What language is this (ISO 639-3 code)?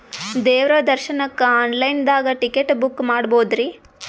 kan